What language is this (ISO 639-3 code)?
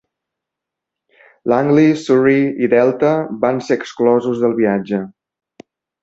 cat